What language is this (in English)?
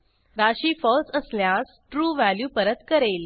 Marathi